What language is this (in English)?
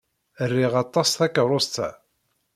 Kabyle